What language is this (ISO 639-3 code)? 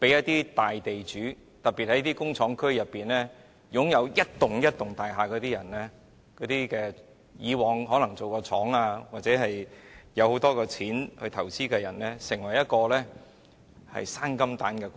yue